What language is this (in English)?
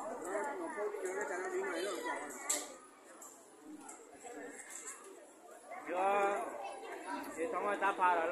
Thai